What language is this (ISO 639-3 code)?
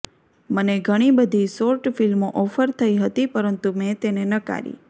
guj